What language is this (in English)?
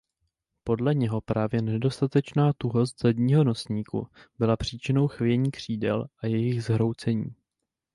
Czech